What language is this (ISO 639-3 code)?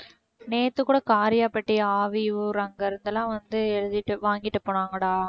tam